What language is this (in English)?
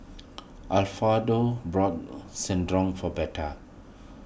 English